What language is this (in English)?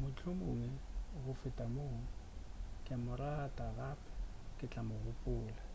Northern Sotho